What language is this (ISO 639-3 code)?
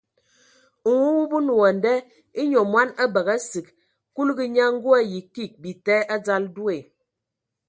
ewo